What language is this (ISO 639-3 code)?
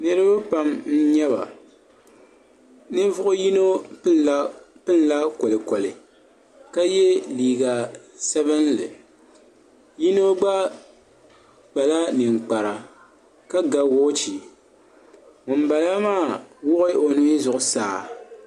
dag